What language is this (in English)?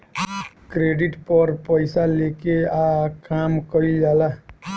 Bhojpuri